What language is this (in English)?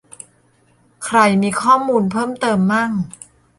Thai